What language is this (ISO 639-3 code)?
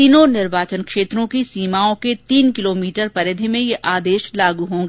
hin